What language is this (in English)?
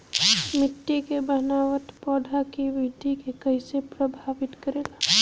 Bhojpuri